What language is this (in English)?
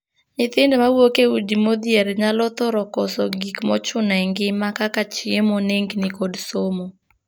Luo (Kenya and Tanzania)